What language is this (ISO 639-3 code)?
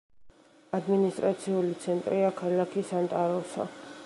kat